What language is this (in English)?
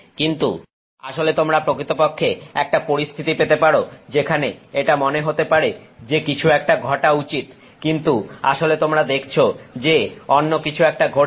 Bangla